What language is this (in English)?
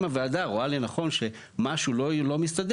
Hebrew